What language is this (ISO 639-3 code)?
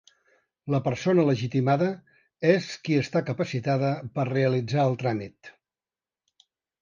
cat